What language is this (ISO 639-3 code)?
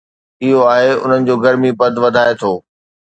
snd